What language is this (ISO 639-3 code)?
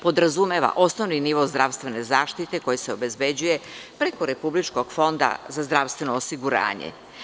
srp